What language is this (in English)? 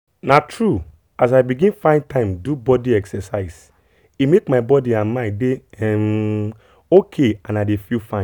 Nigerian Pidgin